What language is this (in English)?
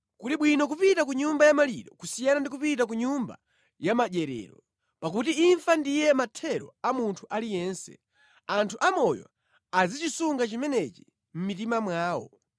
Nyanja